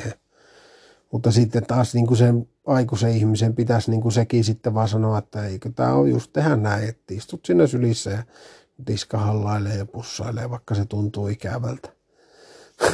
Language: Finnish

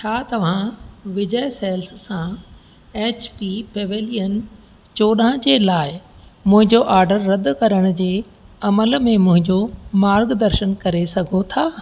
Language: Sindhi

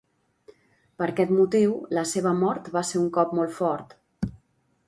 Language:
Catalan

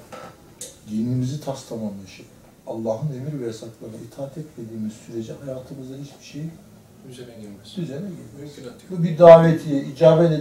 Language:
Turkish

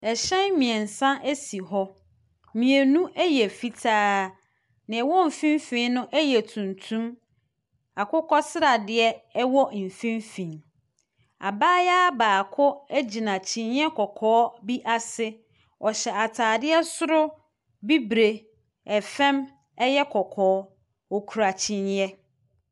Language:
Akan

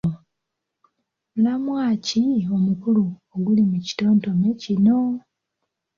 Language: Ganda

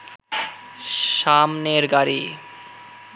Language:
Bangla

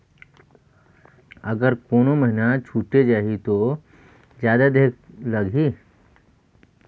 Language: Chhattisgarhi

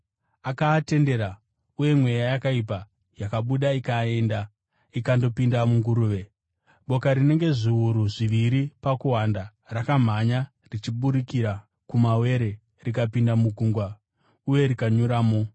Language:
Shona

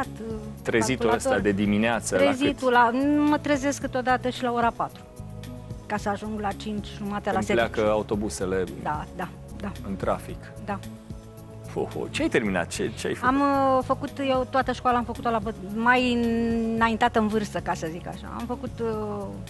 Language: Romanian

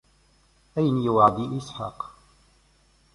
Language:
Kabyle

